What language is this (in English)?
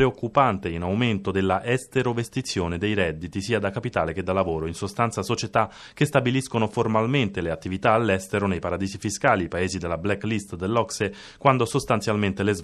Italian